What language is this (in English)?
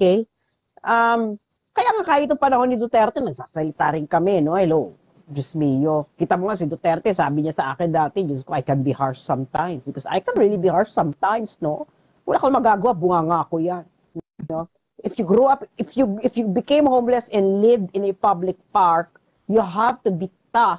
Filipino